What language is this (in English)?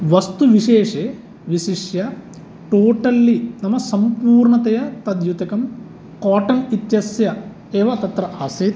Sanskrit